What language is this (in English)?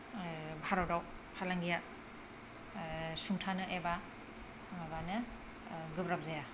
Bodo